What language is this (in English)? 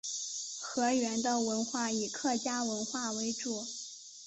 Chinese